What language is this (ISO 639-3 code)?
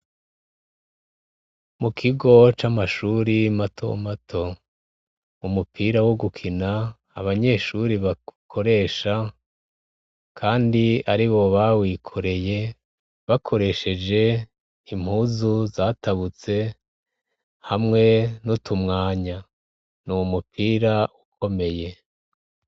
run